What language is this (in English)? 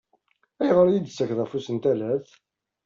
Kabyle